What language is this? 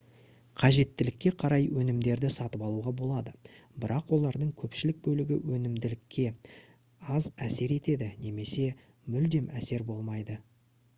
Kazakh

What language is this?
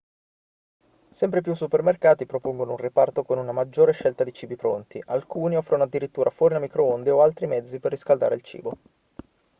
Italian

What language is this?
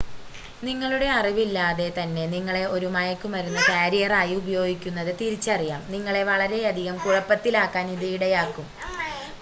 Malayalam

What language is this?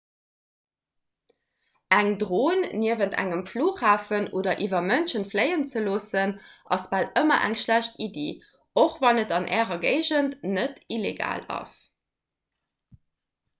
Luxembourgish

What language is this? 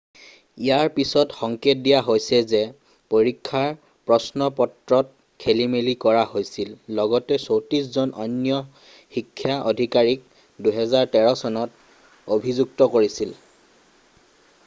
Assamese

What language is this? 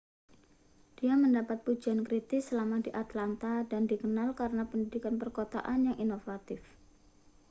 Indonesian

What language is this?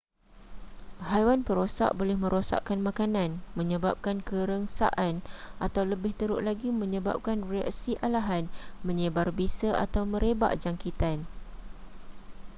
Malay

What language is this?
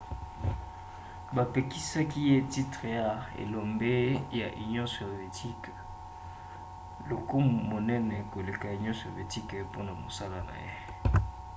Lingala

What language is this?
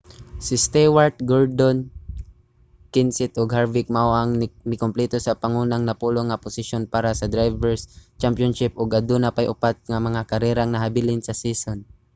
Cebuano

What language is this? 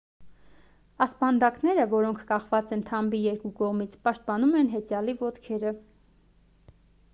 Armenian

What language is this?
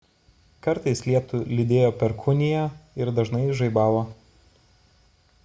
Lithuanian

